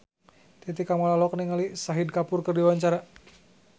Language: Sundanese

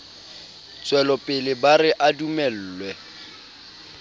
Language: Southern Sotho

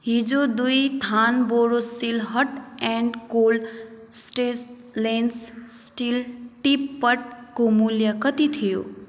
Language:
Nepali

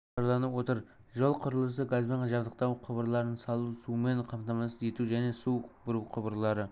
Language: Kazakh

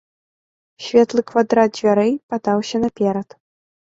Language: Belarusian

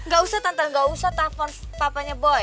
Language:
Indonesian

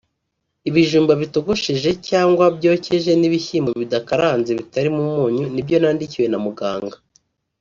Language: Kinyarwanda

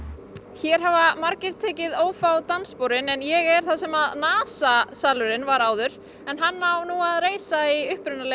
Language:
Icelandic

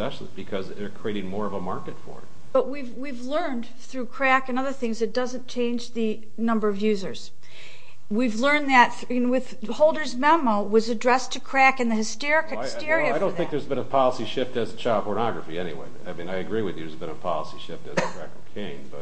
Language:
English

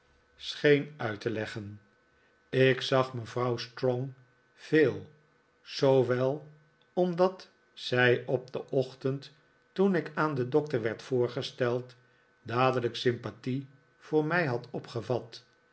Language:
Dutch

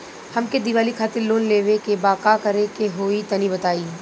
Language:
Bhojpuri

